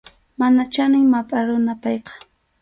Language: Arequipa-La Unión Quechua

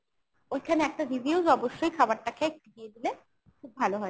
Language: Bangla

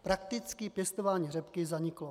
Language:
Czech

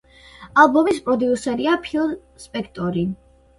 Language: Georgian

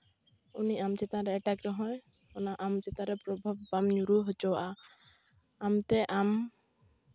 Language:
Santali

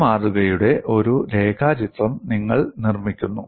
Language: Malayalam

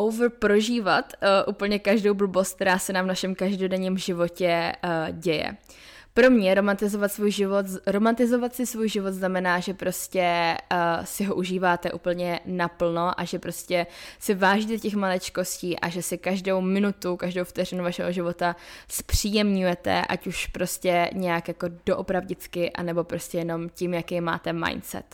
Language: Czech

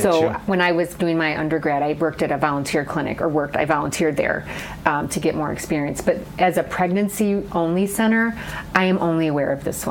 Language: English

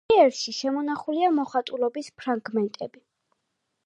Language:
Georgian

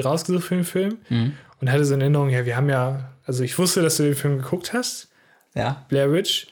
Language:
German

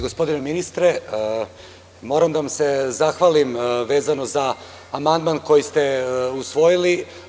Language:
Serbian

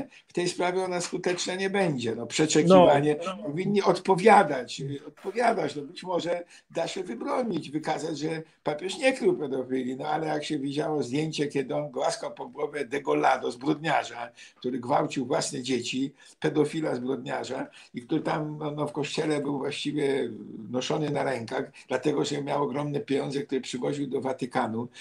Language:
Polish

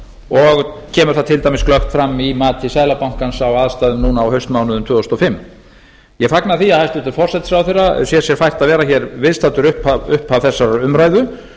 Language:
Icelandic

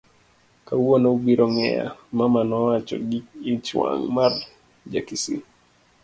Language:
Luo (Kenya and Tanzania)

